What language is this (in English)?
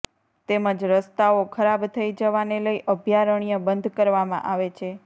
Gujarati